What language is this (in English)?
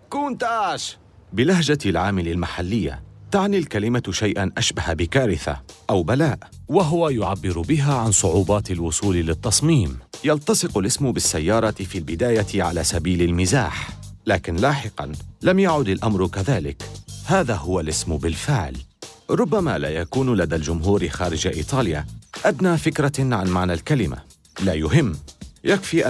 Arabic